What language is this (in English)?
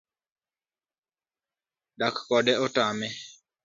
Luo (Kenya and Tanzania)